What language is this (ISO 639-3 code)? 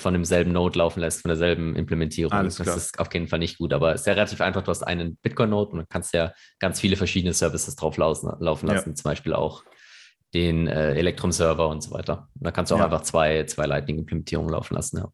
deu